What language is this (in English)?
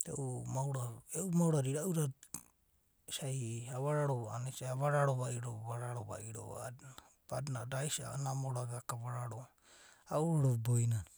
Abadi